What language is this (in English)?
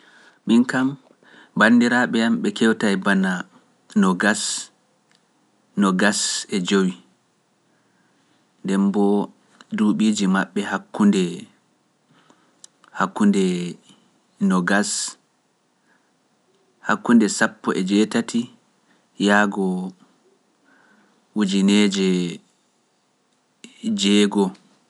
Pular